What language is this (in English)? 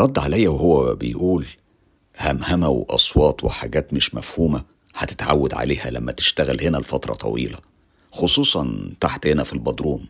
Arabic